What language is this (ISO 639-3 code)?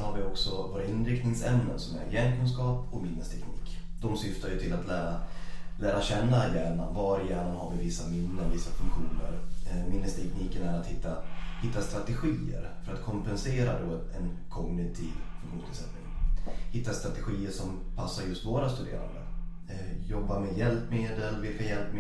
swe